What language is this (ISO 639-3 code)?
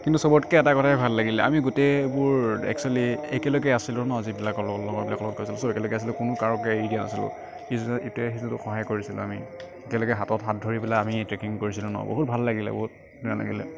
asm